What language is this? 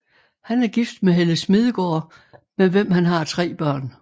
Danish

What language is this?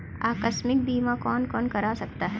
Hindi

